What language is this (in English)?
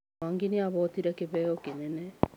Kikuyu